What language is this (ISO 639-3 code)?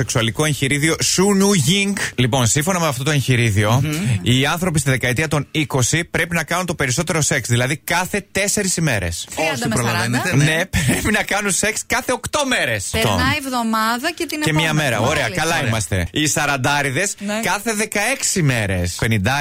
ell